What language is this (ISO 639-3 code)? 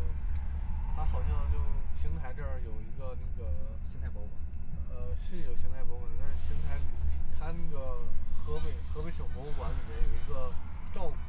zho